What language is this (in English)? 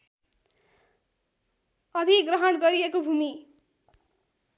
Nepali